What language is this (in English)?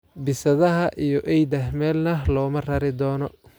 Somali